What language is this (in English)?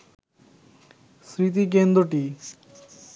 Bangla